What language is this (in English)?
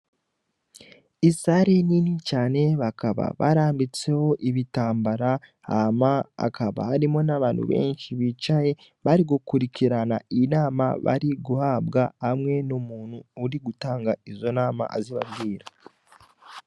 Rundi